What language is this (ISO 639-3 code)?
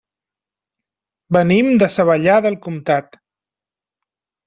cat